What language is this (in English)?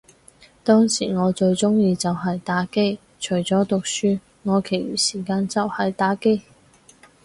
Cantonese